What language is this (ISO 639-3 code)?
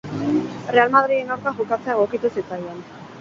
eus